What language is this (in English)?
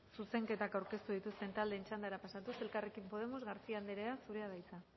Basque